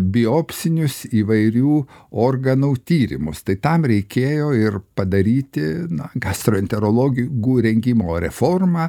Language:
Lithuanian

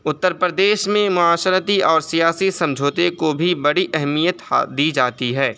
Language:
Urdu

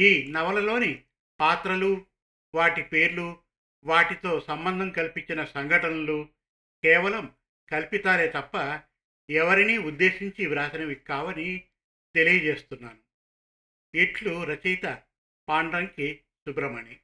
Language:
Telugu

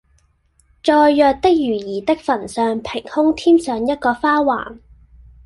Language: Cantonese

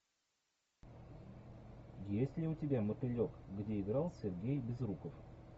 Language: Russian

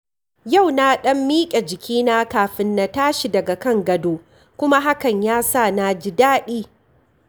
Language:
Hausa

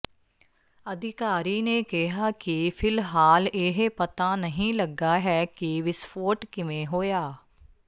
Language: Punjabi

